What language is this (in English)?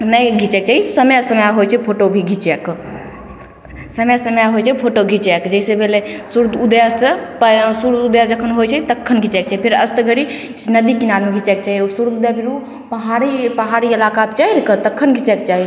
Maithili